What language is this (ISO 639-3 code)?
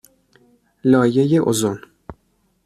fas